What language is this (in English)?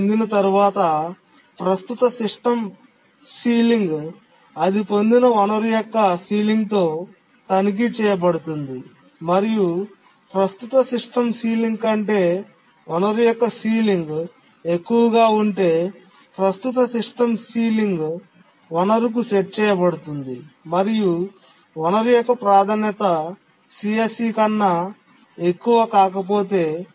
Telugu